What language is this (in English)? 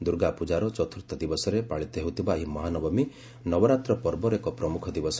Odia